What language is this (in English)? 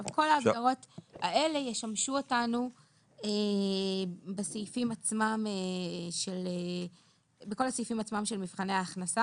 Hebrew